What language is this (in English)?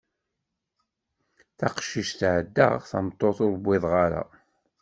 Kabyle